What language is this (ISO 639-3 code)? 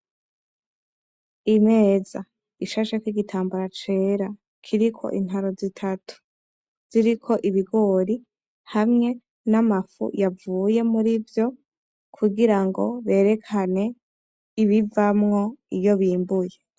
run